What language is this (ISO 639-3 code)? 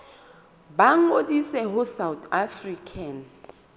sot